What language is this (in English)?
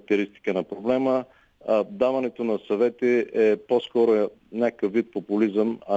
Bulgarian